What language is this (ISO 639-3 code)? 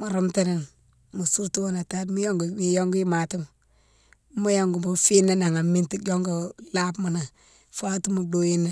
msw